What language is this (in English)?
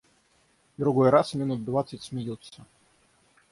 Russian